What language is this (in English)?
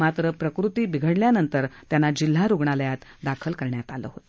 Marathi